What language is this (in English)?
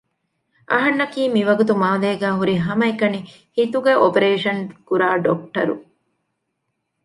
Divehi